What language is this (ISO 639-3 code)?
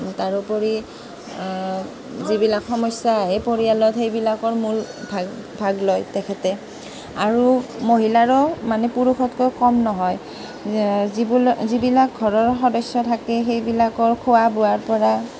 asm